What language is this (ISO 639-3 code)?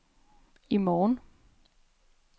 dan